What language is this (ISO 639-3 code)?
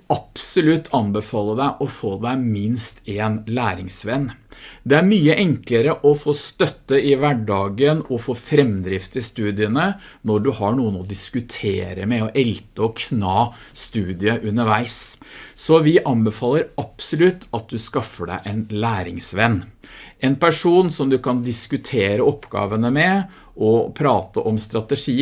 nor